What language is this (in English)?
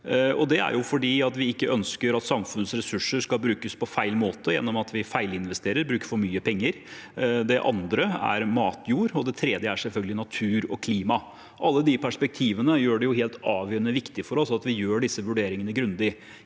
Norwegian